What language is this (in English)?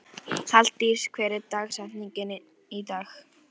Icelandic